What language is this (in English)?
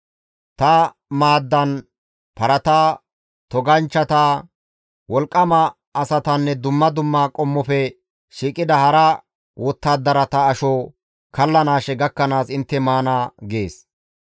Gamo